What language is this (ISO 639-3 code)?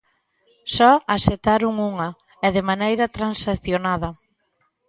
glg